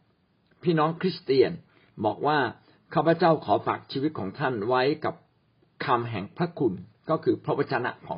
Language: Thai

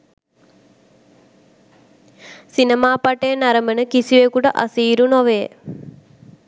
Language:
Sinhala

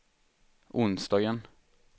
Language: Swedish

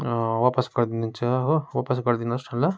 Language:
Nepali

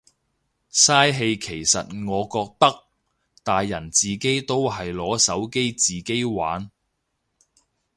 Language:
Cantonese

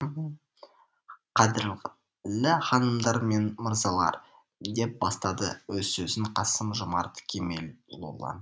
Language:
Kazakh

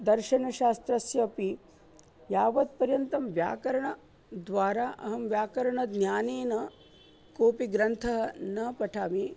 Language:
Sanskrit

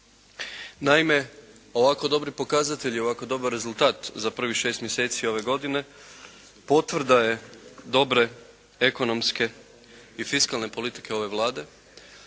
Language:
Croatian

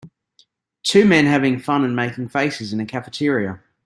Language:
English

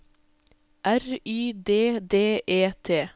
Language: Norwegian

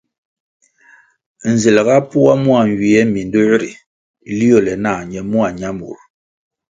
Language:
Kwasio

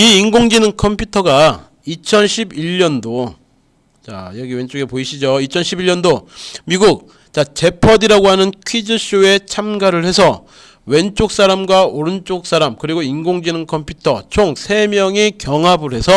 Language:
Korean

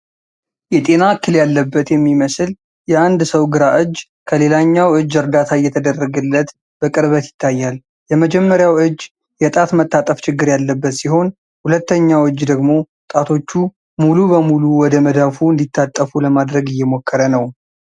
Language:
Amharic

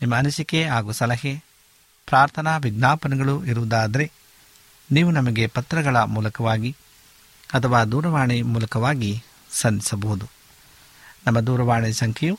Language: Kannada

